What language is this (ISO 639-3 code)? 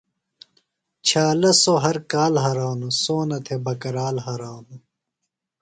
phl